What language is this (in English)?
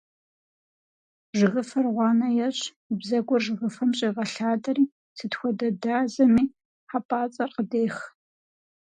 Kabardian